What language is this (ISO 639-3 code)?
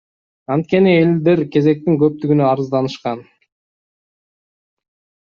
kir